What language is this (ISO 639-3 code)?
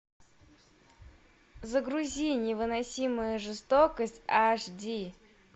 rus